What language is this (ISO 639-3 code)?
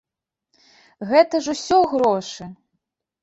bel